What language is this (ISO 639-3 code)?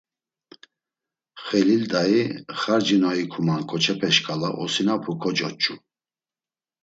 lzz